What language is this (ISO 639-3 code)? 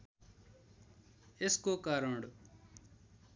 nep